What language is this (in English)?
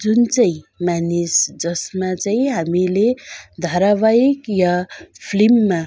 Nepali